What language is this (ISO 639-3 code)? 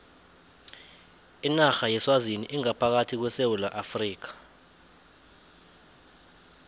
nbl